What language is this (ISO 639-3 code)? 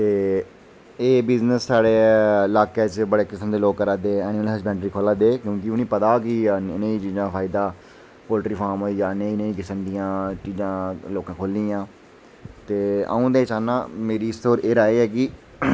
doi